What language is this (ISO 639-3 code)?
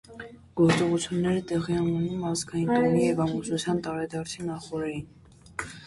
hye